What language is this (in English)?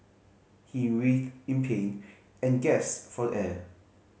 English